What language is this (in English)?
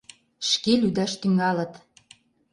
Mari